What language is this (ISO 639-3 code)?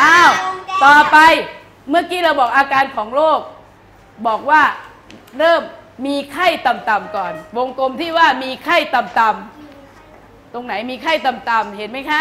tha